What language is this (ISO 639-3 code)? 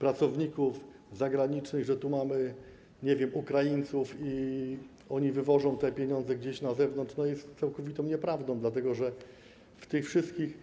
pol